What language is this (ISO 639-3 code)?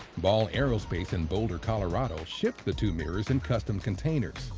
eng